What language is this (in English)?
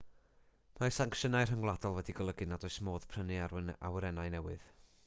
Welsh